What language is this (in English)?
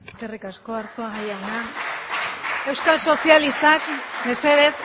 Basque